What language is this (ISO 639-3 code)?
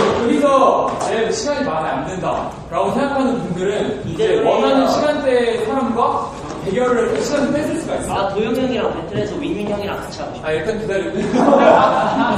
kor